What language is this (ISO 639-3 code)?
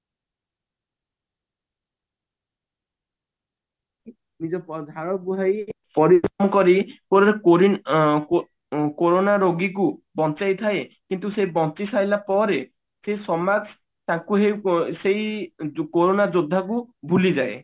ori